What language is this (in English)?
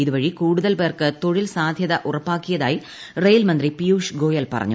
Malayalam